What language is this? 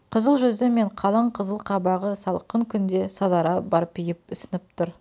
Kazakh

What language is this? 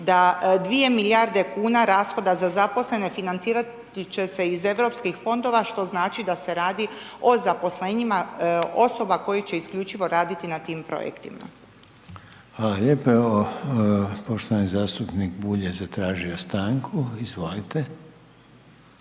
Croatian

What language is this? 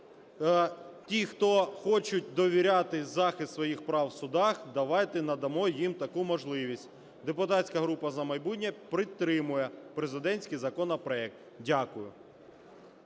Ukrainian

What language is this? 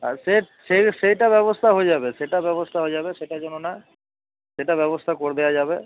Bangla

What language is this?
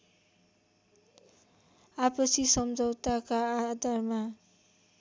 Nepali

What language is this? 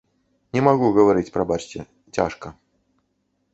Belarusian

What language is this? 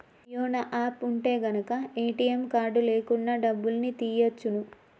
Telugu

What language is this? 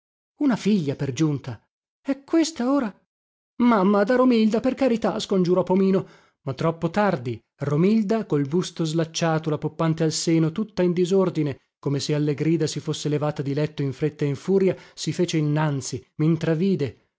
Italian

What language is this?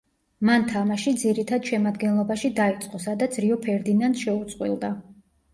Georgian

